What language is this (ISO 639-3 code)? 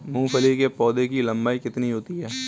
hin